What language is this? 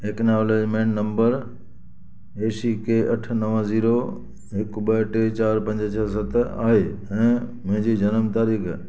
Sindhi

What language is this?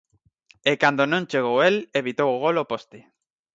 Galician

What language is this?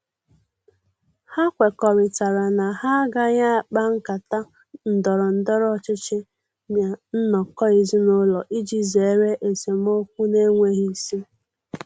Igbo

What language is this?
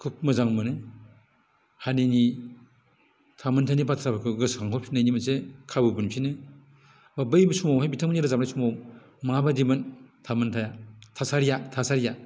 Bodo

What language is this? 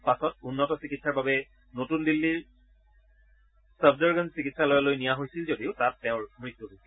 Assamese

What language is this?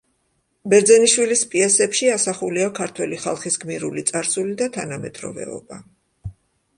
Georgian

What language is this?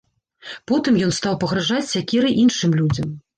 Belarusian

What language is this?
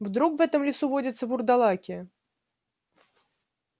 Russian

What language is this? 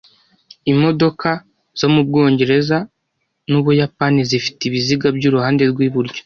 Kinyarwanda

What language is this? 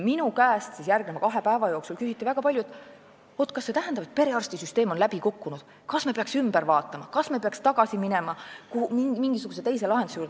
Estonian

